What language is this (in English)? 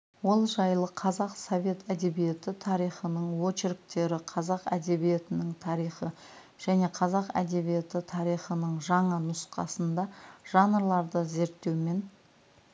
Kazakh